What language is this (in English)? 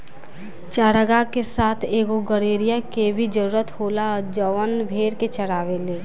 Bhojpuri